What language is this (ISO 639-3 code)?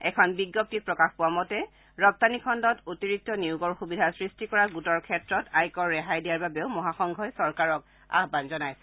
asm